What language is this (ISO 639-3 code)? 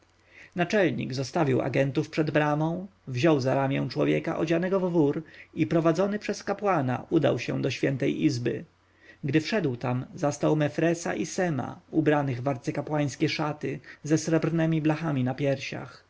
pol